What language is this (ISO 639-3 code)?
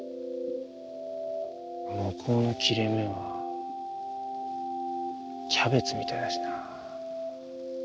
jpn